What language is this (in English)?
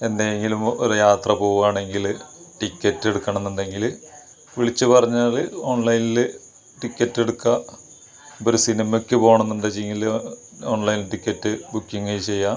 Malayalam